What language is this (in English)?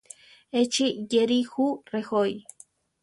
Central Tarahumara